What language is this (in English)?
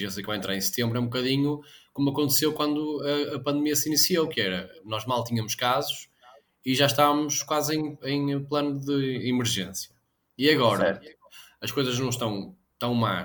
Portuguese